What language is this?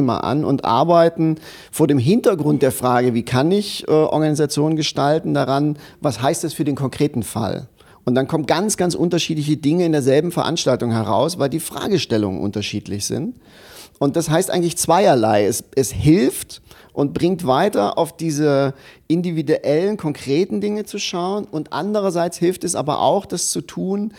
German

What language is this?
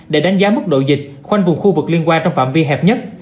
Vietnamese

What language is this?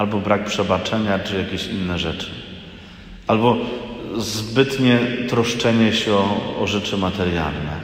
Polish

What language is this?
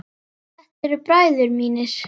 Icelandic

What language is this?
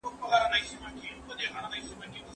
Pashto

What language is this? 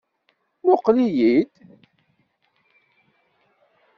Kabyle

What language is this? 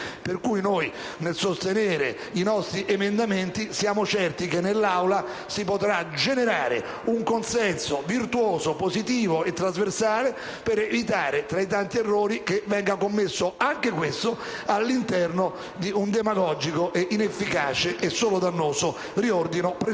Italian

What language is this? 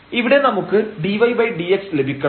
Malayalam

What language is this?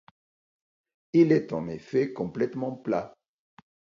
French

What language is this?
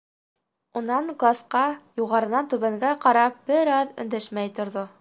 Bashkir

